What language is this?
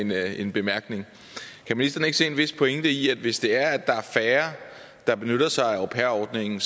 Danish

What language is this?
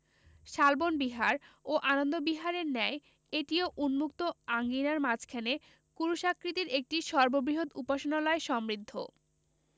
Bangla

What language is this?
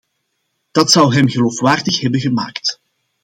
Dutch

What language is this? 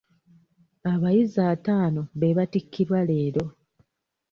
Ganda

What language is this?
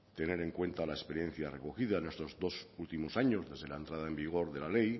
Spanish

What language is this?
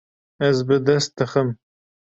Kurdish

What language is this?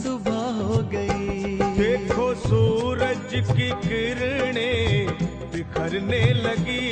Hindi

